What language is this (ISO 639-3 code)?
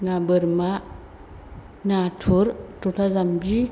brx